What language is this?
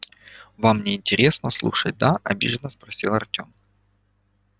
Russian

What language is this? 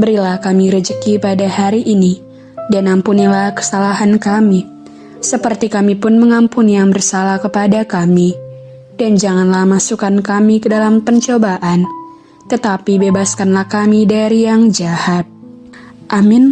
Indonesian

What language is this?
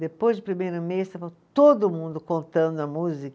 Portuguese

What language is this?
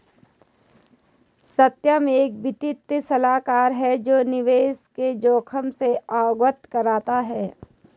Hindi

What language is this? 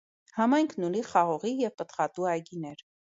Armenian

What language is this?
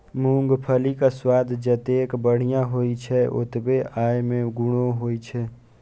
Maithili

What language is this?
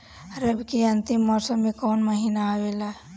Bhojpuri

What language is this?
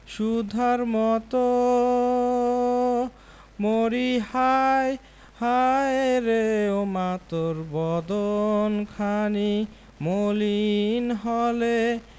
Bangla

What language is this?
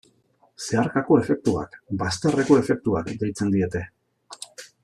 Basque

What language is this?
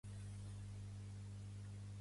Catalan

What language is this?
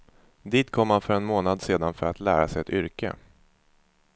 Swedish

